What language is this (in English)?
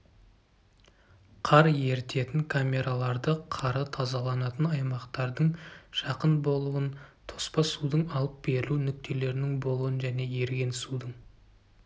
Kazakh